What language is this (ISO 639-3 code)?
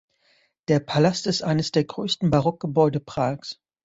deu